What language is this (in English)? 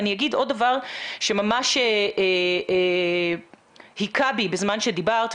Hebrew